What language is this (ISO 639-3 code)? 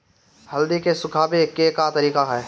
bho